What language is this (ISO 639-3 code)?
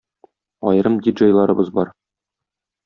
tat